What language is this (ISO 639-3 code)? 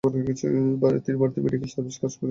ben